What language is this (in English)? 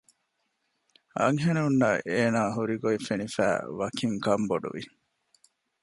Divehi